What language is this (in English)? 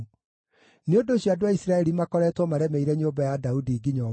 Kikuyu